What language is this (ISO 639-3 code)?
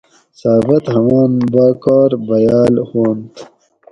gwc